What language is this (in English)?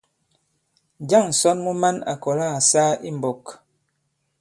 Bankon